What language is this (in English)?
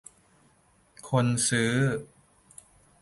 Thai